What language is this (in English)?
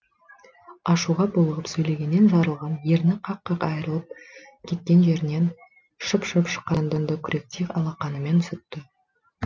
Kazakh